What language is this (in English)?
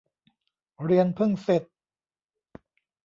Thai